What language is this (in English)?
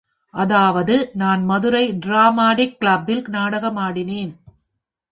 Tamil